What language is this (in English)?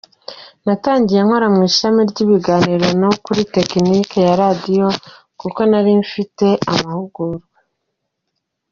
Kinyarwanda